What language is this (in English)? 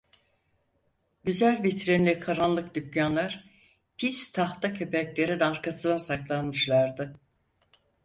Turkish